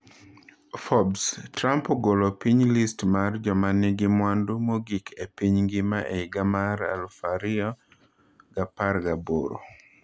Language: Luo (Kenya and Tanzania)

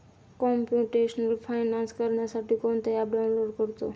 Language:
Marathi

